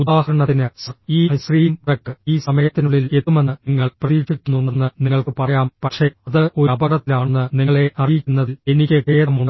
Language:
Malayalam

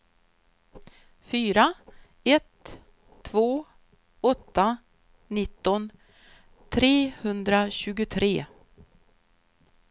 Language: Swedish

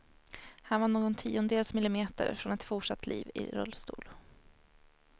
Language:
Swedish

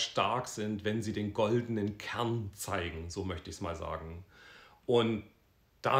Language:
German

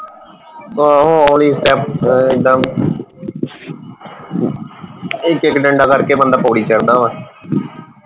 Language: Punjabi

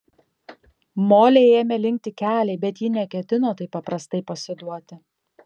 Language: Lithuanian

